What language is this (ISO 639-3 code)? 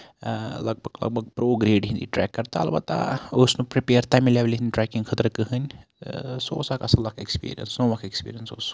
kas